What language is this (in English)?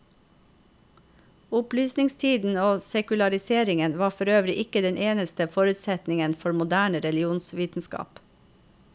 Norwegian